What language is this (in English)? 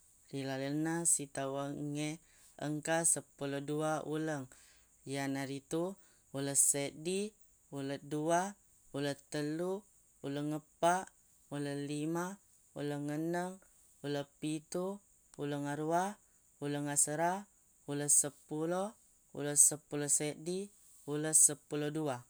Buginese